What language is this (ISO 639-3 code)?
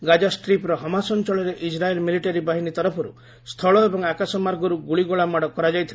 ori